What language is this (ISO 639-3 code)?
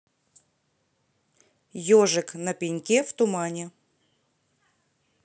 rus